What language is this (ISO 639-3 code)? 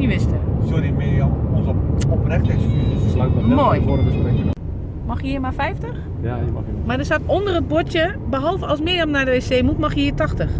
nld